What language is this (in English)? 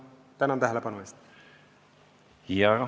Estonian